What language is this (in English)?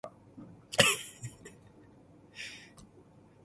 Cantonese